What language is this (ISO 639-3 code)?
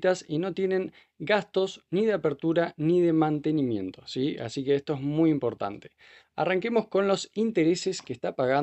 spa